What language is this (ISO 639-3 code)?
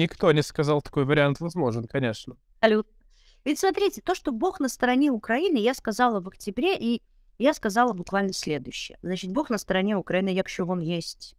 rus